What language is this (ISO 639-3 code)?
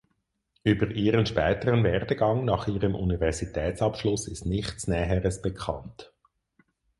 deu